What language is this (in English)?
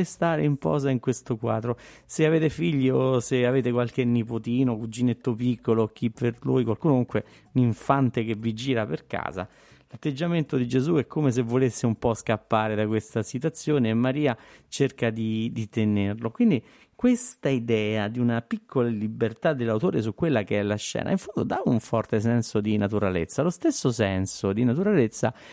Italian